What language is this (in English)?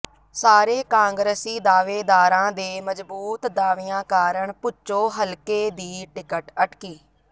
Punjabi